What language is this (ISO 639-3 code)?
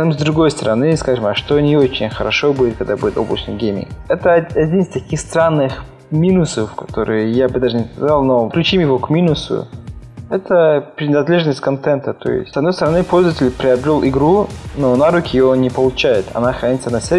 rus